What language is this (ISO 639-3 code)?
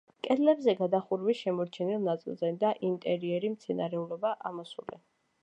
kat